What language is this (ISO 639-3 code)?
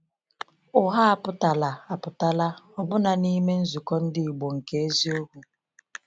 ibo